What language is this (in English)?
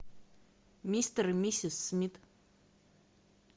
Russian